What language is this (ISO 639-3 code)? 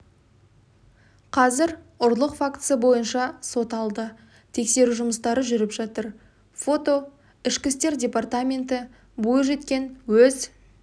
kaz